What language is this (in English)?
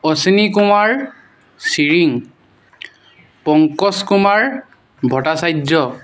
Assamese